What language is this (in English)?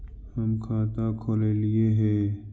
Magahi